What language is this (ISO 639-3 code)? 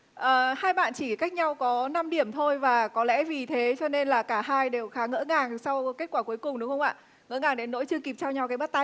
vie